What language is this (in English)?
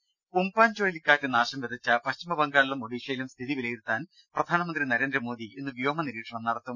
Malayalam